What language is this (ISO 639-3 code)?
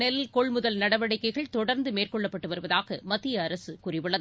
tam